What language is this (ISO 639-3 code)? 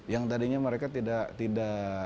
ind